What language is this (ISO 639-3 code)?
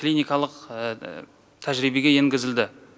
kaz